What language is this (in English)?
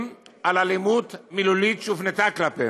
Hebrew